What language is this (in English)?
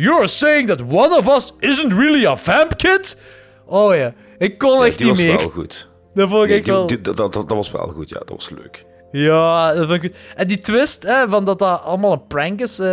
Dutch